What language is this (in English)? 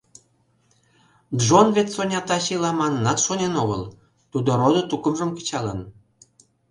Mari